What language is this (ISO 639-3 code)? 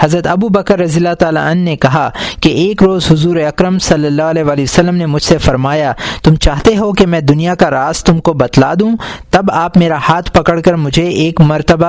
urd